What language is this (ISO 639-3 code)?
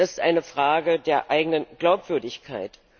deu